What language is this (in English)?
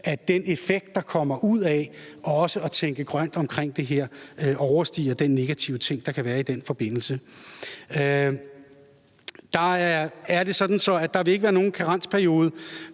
Danish